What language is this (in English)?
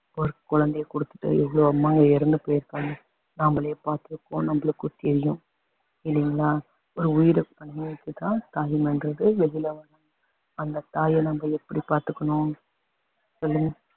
Tamil